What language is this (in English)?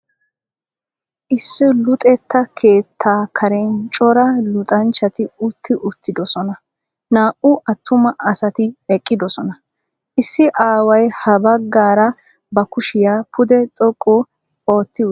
Wolaytta